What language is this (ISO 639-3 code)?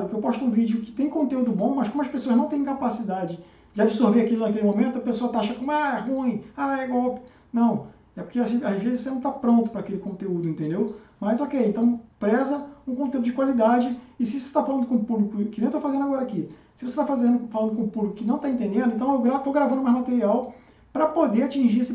por